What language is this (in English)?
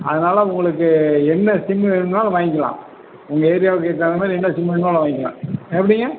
Tamil